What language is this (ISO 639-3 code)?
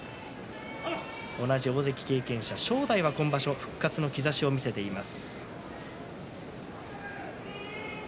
jpn